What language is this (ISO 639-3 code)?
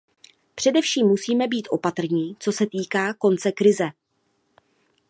ces